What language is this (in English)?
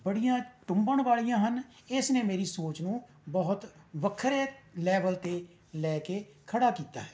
Punjabi